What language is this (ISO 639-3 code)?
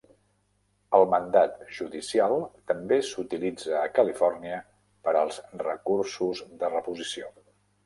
cat